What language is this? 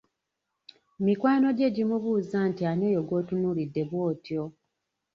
Ganda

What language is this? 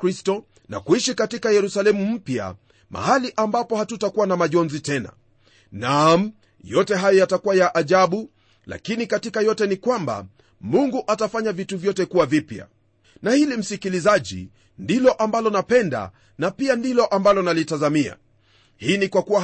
Swahili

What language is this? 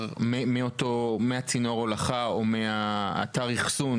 Hebrew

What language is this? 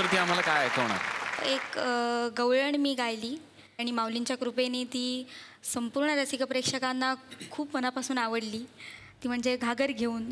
Marathi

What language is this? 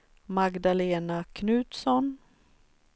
Swedish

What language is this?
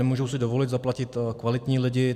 Czech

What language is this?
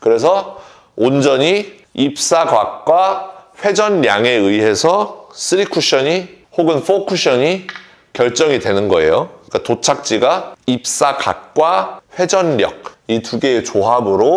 Korean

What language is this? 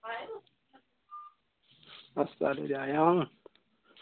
Dogri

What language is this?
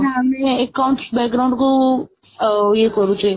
Odia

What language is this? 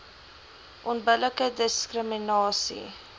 Afrikaans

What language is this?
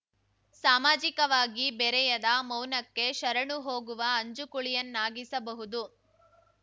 Kannada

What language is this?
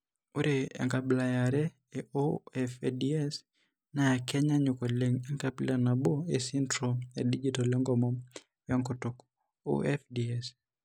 Masai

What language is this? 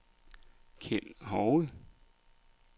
Danish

